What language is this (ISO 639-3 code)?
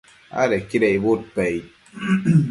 mcf